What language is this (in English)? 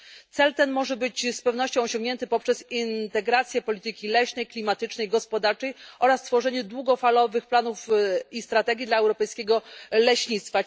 Polish